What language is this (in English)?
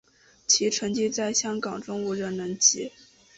Chinese